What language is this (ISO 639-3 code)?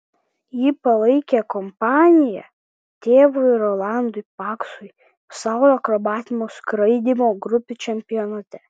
lit